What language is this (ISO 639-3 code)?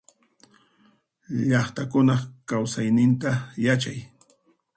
qxp